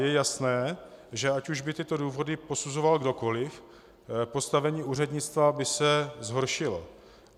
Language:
Czech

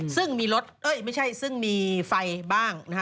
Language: Thai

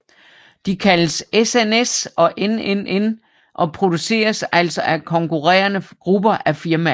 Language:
Danish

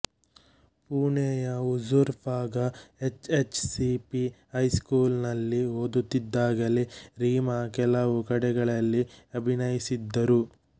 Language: Kannada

